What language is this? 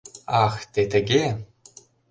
Mari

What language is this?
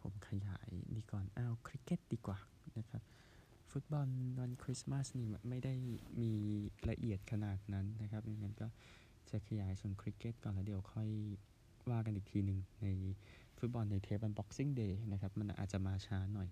Thai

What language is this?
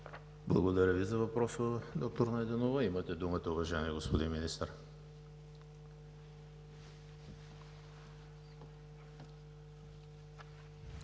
Bulgarian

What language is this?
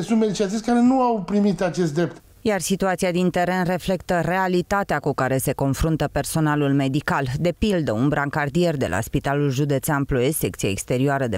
Romanian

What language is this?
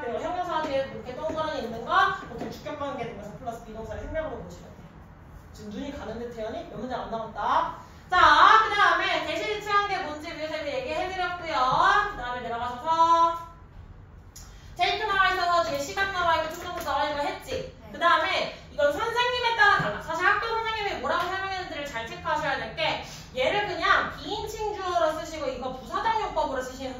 Korean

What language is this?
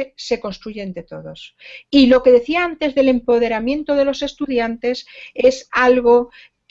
Spanish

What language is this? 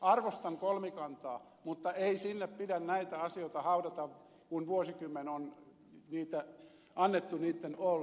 Finnish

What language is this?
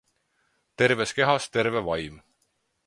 Estonian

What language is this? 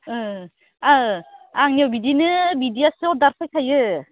Bodo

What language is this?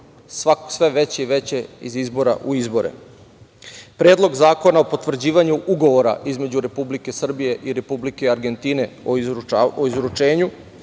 Serbian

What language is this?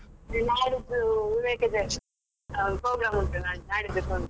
Kannada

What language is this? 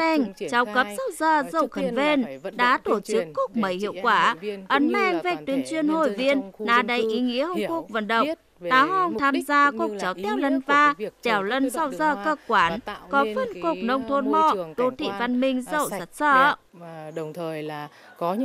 Vietnamese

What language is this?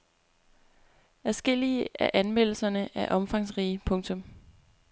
Danish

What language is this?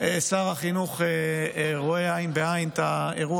Hebrew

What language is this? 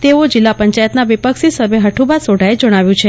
Gujarati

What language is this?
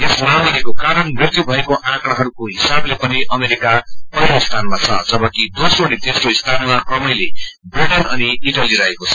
Nepali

